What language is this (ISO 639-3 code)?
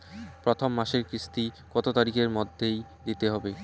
ben